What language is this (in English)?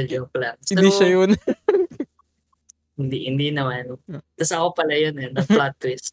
Filipino